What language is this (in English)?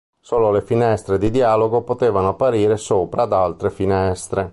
Italian